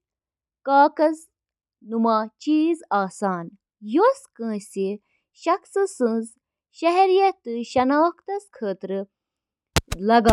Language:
Kashmiri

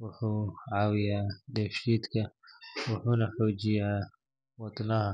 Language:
Somali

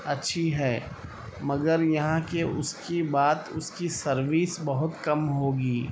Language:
Urdu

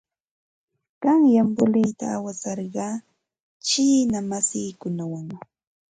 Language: Santa Ana de Tusi Pasco Quechua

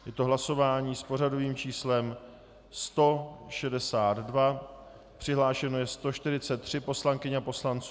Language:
Czech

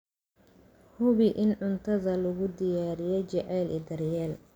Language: Somali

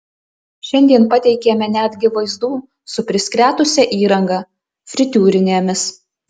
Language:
Lithuanian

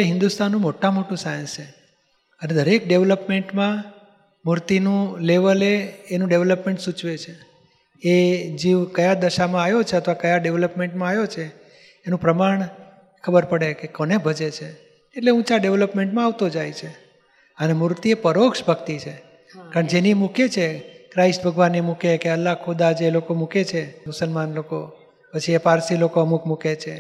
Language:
Gujarati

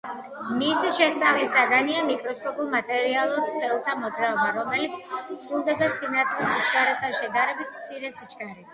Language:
Georgian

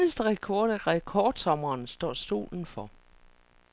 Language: Danish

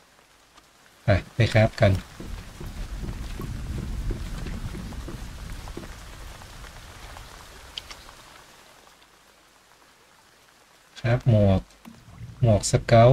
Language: Thai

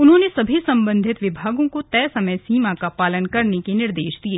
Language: Hindi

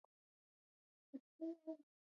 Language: Pashto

